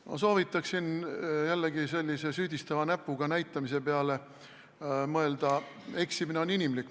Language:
Estonian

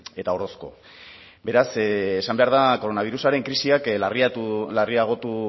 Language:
Basque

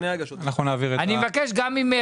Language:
Hebrew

